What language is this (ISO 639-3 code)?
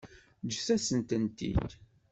kab